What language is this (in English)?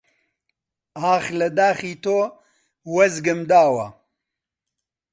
Central Kurdish